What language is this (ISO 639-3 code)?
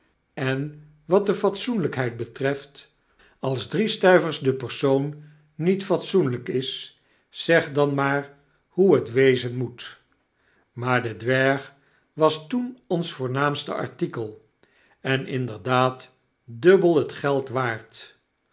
nld